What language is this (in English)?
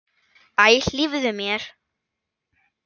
Icelandic